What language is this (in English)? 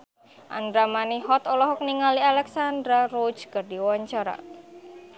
Sundanese